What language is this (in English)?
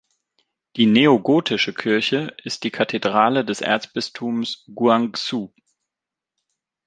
German